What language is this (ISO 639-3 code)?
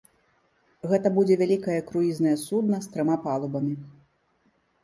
bel